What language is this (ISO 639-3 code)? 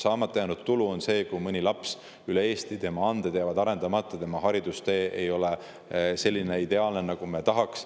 est